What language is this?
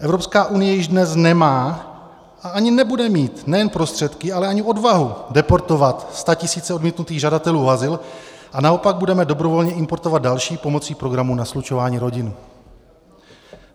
Czech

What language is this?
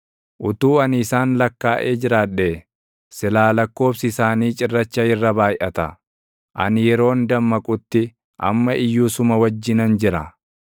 Oromo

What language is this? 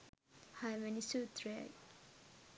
Sinhala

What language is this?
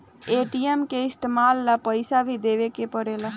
Bhojpuri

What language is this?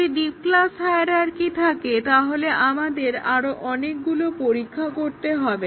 Bangla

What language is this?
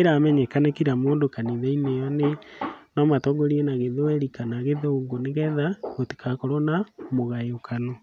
Kikuyu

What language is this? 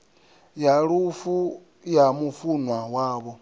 Venda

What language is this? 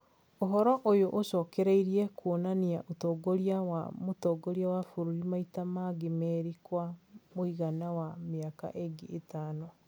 Kikuyu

